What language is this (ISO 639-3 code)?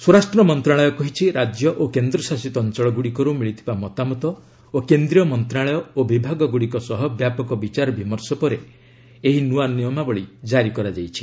ori